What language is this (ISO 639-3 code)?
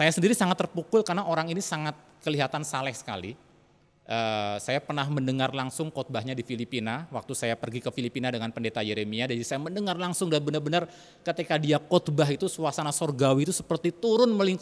ind